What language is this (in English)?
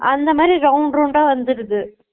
Tamil